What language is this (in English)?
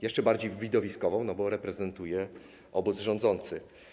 Polish